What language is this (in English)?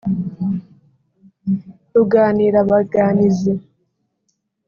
Kinyarwanda